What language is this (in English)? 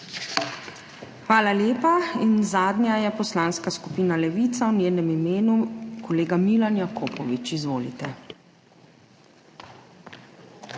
Slovenian